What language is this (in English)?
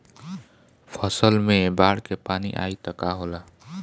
Bhojpuri